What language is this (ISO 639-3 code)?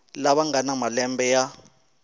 tso